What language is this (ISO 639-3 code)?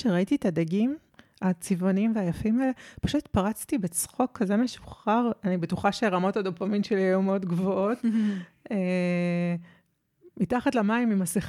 heb